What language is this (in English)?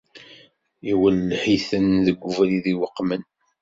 Kabyle